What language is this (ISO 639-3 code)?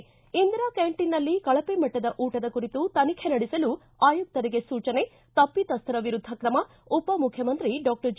kan